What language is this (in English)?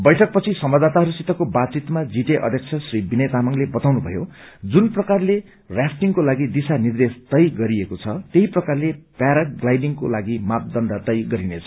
Nepali